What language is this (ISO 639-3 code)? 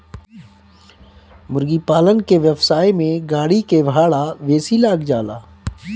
bho